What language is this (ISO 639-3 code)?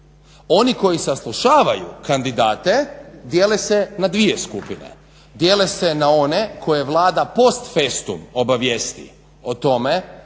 hrv